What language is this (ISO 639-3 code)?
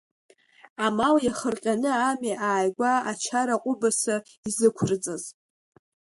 abk